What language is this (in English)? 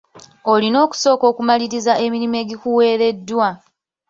Ganda